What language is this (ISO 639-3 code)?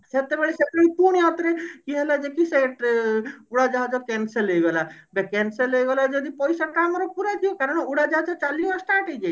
ori